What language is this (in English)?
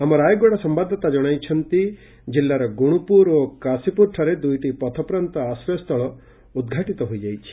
Odia